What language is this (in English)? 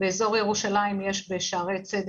Hebrew